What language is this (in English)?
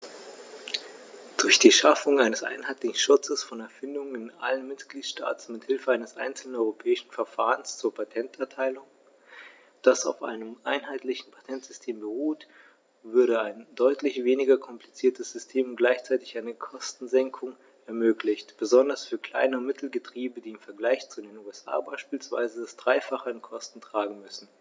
German